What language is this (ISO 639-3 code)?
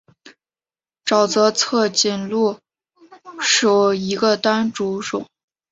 zho